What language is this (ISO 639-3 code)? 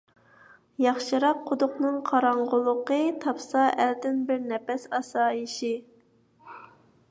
uig